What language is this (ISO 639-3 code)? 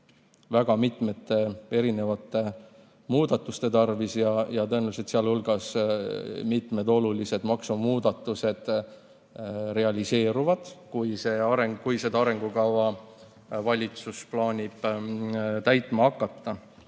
est